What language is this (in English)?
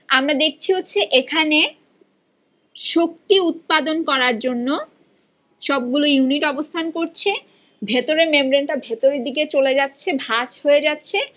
Bangla